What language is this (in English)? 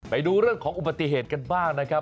Thai